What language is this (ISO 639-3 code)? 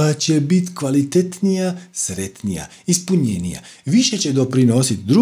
hrv